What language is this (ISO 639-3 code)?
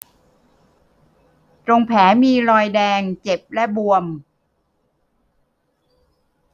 tha